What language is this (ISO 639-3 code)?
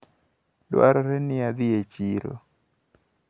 luo